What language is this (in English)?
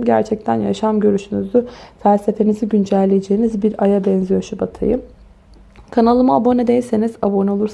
Turkish